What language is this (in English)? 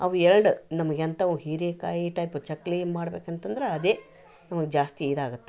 Kannada